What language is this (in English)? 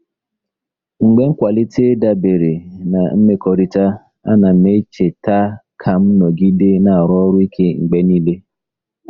Igbo